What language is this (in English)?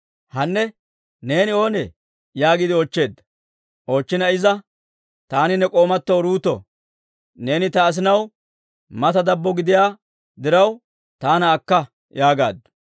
Dawro